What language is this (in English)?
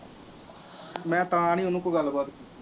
Punjabi